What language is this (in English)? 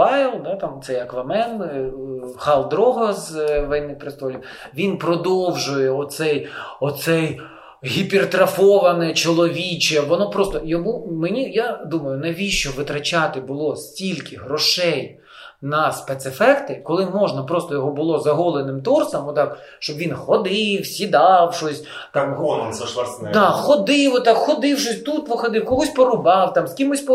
Ukrainian